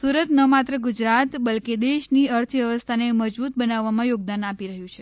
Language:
Gujarati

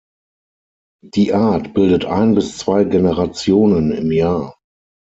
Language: German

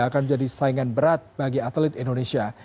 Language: Indonesian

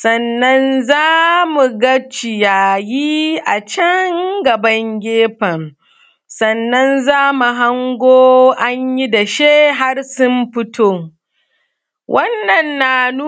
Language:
Hausa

